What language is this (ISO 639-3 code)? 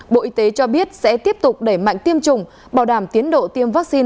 vie